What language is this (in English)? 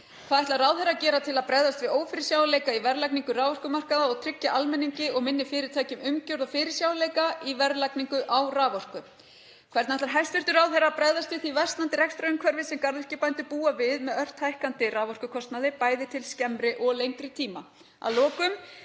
Icelandic